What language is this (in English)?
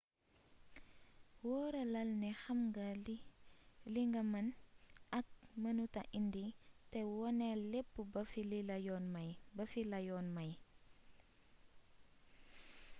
Wolof